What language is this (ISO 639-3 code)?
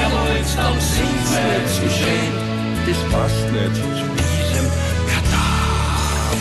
nld